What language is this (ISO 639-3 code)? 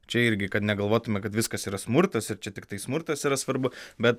lit